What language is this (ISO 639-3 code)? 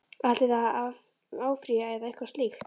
isl